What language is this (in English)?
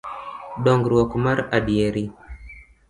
Luo (Kenya and Tanzania)